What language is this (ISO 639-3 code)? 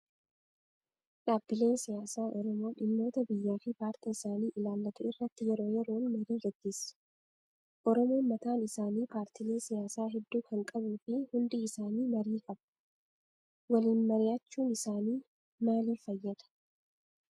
orm